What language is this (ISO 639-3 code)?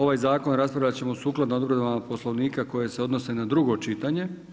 hrv